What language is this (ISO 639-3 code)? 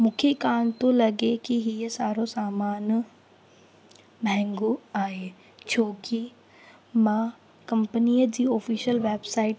snd